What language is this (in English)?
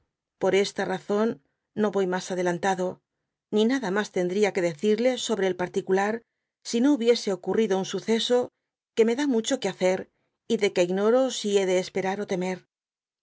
Spanish